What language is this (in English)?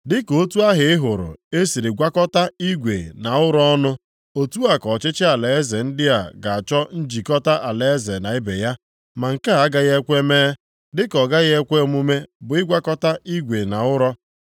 Igbo